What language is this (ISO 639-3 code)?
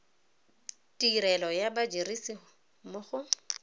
tsn